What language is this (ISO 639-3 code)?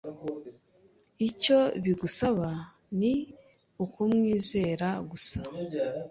kin